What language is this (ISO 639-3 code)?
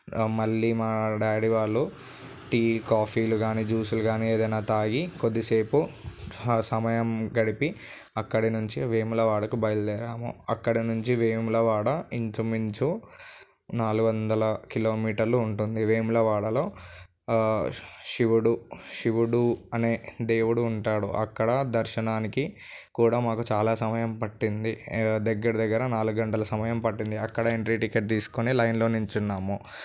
tel